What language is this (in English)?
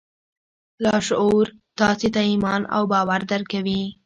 Pashto